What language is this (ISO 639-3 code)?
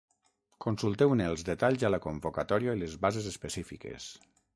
cat